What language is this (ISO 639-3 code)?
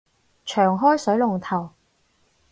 yue